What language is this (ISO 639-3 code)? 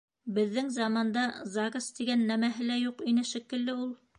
bak